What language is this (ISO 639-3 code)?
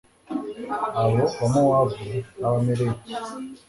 kin